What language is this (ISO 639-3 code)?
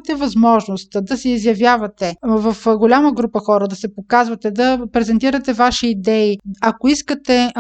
bul